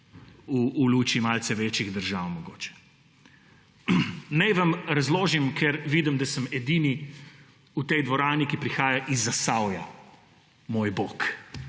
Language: Slovenian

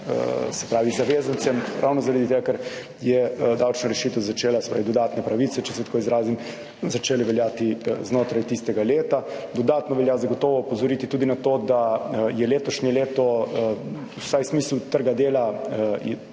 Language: Slovenian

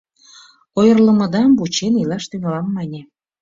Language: Mari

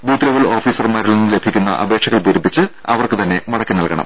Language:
Malayalam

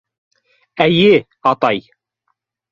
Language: Bashkir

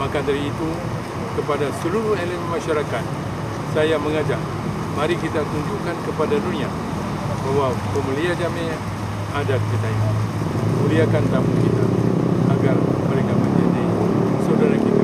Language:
Malay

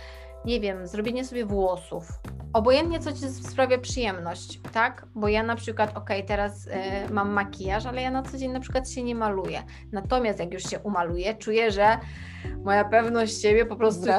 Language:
Polish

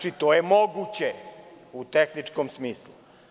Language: Serbian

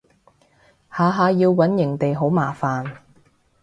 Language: Cantonese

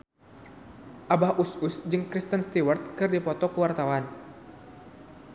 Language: Sundanese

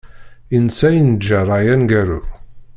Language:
Kabyle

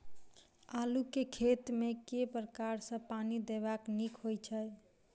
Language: Maithili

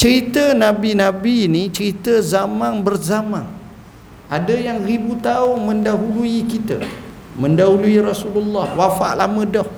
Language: Malay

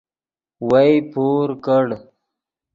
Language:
Yidgha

